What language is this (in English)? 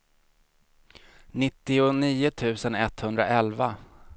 Swedish